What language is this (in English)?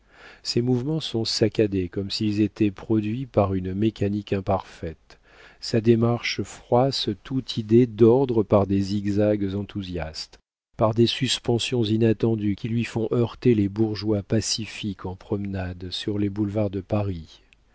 French